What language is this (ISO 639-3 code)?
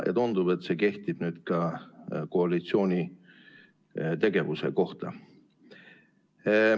est